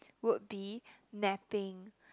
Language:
English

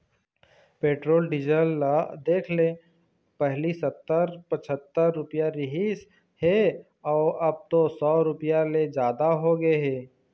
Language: Chhattisgarhi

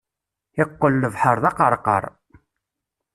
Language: Kabyle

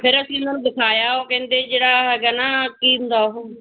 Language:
Punjabi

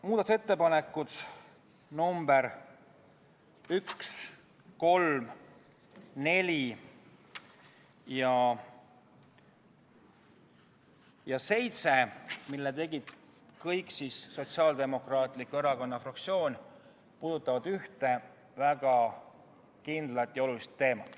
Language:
Estonian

